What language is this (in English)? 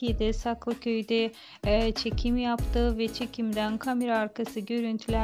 Turkish